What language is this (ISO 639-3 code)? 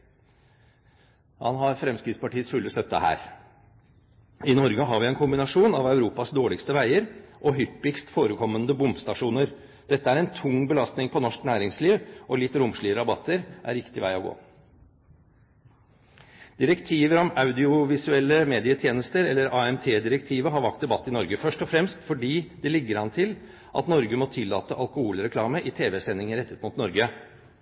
nob